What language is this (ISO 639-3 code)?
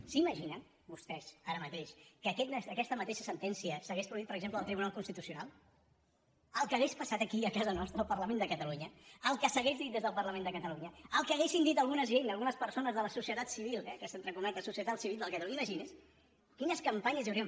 cat